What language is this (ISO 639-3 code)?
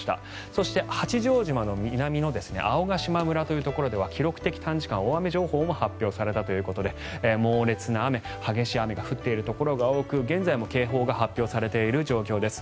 jpn